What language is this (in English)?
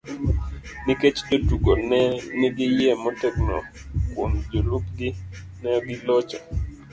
Luo (Kenya and Tanzania)